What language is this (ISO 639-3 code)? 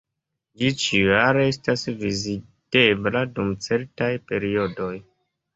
epo